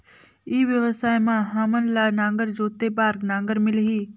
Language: Chhattisgarhi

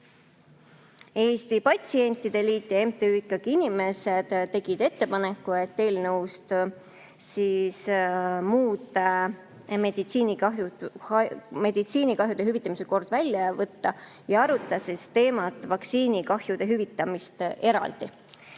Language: Estonian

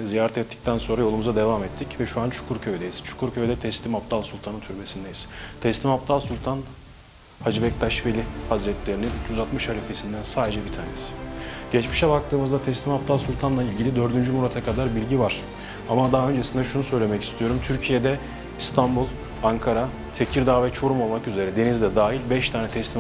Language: Turkish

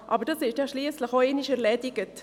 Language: Swiss German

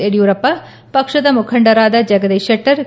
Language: Kannada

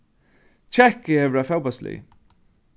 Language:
Faroese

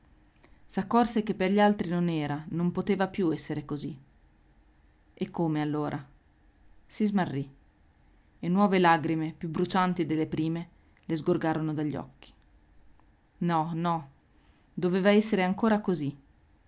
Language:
Italian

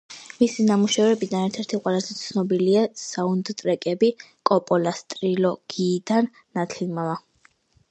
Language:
Georgian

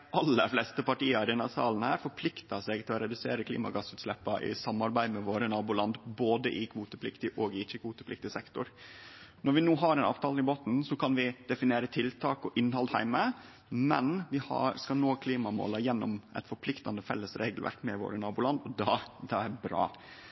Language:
Norwegian Nynorsk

